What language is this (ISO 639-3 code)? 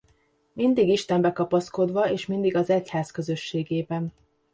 hun